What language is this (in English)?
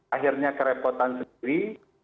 Indonesian